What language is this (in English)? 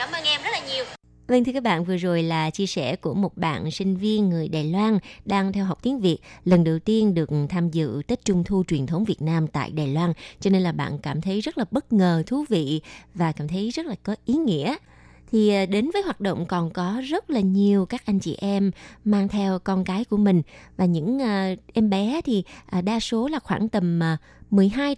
Vietnamese